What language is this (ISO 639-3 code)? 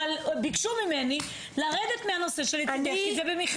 heb